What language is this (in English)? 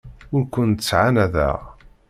Kabyle